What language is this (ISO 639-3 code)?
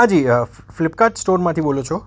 guj